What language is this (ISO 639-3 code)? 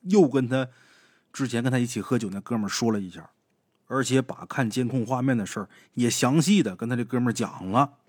zho